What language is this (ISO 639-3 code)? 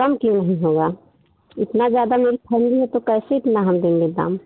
hin